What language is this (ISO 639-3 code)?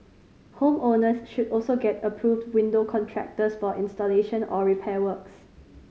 eng